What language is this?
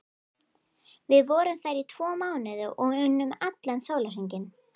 Icelandic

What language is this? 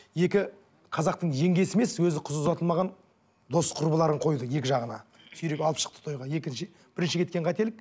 Kazakh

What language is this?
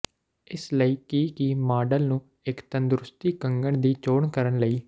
Punjabi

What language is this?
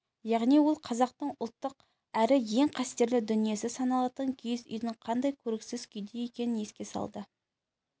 Kazakh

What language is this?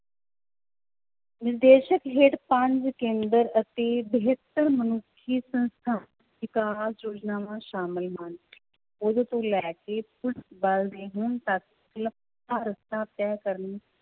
Punjabi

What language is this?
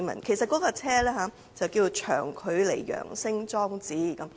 Cantonese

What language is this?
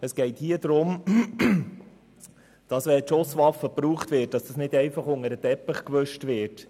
Swiss German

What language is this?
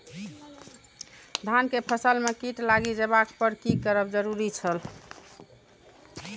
Maithili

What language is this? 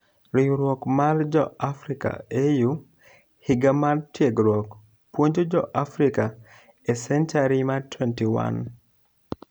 Luo (Kenya and Tanzania)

